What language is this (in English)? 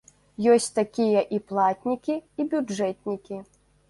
Belarusian